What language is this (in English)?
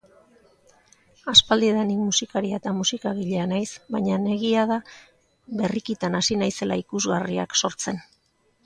Basque